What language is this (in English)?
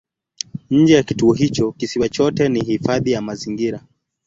Swahili